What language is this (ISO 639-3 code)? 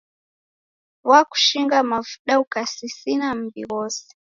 dav